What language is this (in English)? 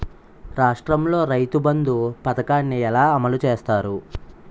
Telugu